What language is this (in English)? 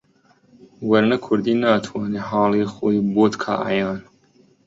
Central Kurdish